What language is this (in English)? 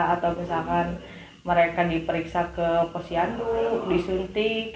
Indonesian